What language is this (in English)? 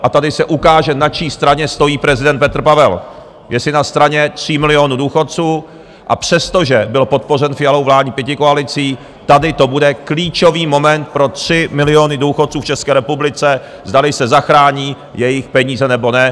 Czech